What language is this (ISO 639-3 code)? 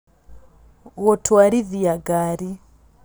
kik